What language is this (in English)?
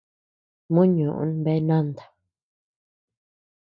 Tepeuxila Cuicatec